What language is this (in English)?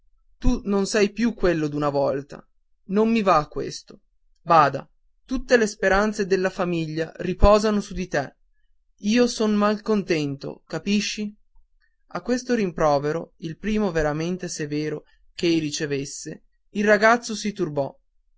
Italian